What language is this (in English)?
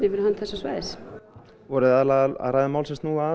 Icelandic